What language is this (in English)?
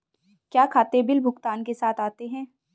Hindi